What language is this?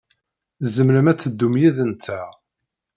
Kabyle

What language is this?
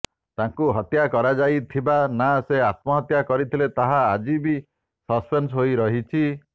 Odia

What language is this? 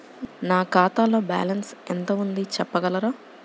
Telugu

